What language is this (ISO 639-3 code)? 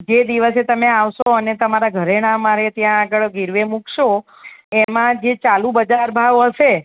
guj